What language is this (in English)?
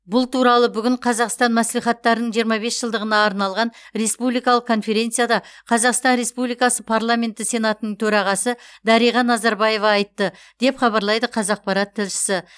Kazakh